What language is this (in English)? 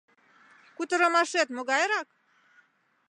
Mari